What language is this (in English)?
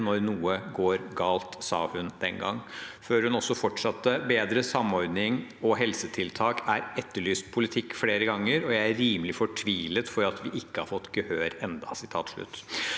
Norwegian